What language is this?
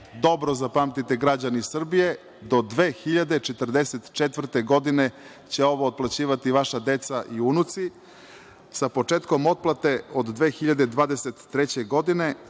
Serbian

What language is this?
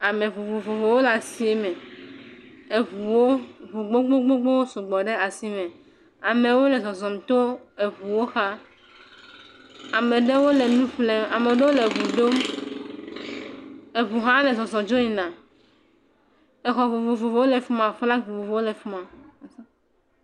Ewe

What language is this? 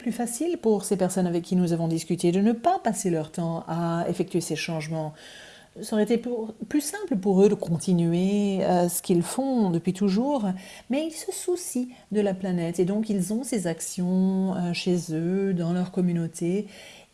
French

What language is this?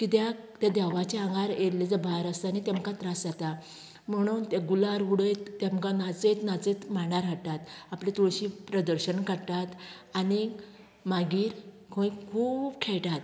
Konkani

